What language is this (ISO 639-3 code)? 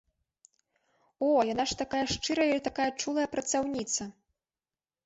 bel